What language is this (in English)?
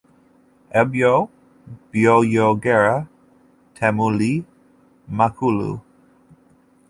Ganda